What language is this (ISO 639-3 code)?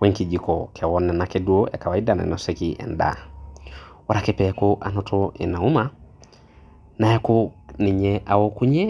mas